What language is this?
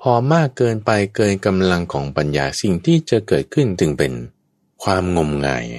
Thai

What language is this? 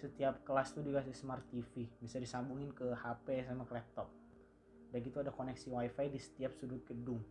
Indonesian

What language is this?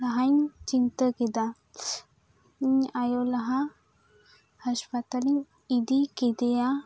Santali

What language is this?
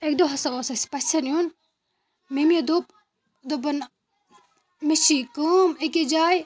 Kashmiri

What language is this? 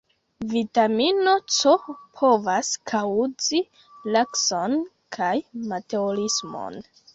Esperanto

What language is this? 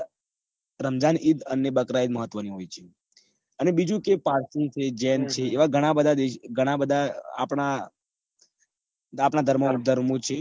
Gujarati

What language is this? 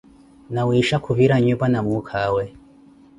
Koti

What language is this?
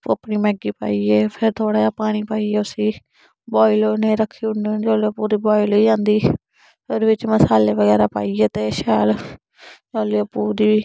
Dogri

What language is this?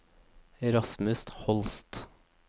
Norwegian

